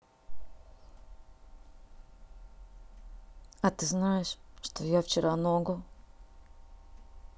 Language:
Russian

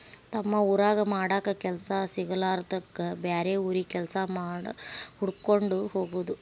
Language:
Kannada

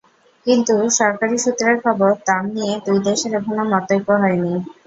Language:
Bangla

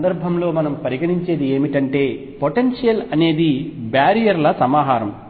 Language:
Telugu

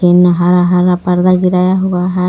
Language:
Hindi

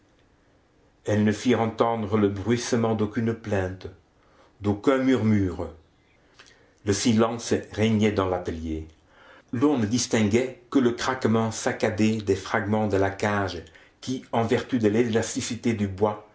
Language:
French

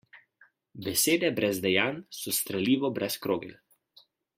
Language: Slovenian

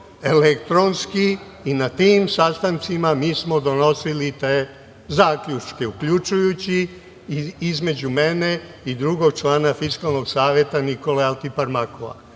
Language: Serbian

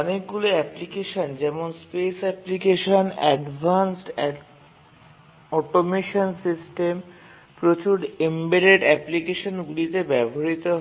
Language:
Bangla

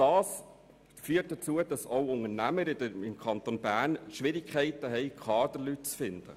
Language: Swiss German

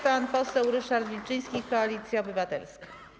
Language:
Polish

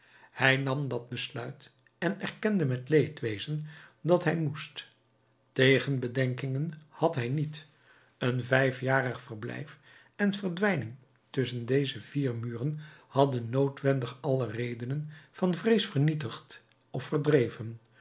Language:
Dutch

